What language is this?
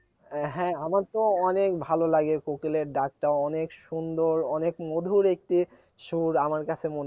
Bangla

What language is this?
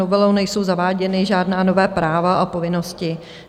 Czech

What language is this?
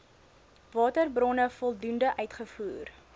Afrikaans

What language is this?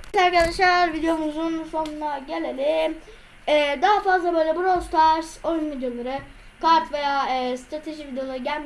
Turkish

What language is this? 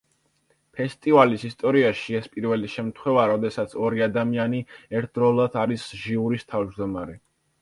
Georgian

